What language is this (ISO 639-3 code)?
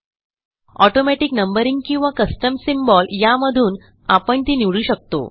mar